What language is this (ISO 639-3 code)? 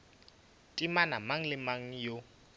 nso